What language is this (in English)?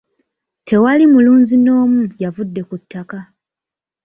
Ganda